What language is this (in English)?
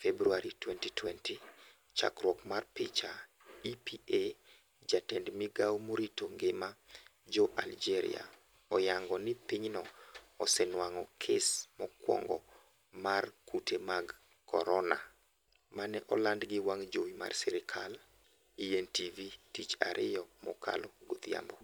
Luo (Kenya and Tanzania)